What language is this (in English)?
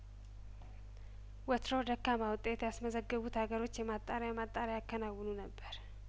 Amharic